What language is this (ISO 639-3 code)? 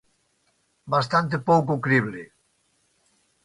glg